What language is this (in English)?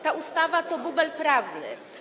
Polish